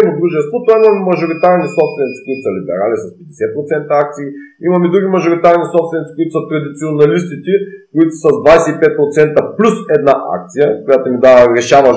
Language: Bulgarian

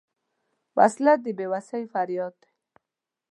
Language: Pashto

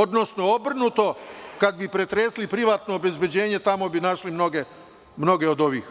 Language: Serbian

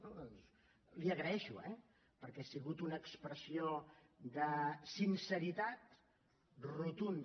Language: Catalan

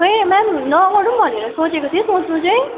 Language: Nepali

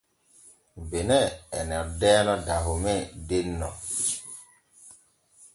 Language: Borgu Fulfulde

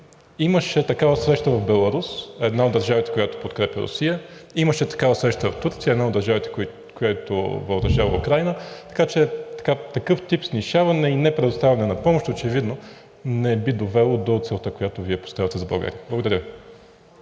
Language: Bulgarian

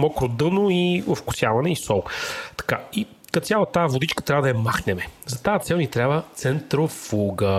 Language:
Bulgarian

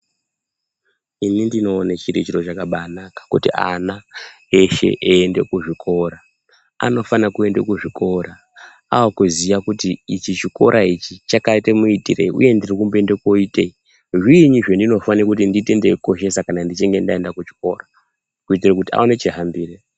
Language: Ndau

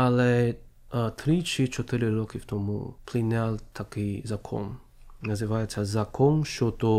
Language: Ukrainian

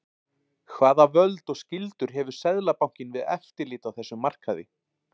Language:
Icelandic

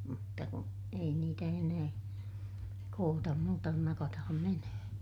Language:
Finnish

